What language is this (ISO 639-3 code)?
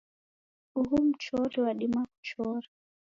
dav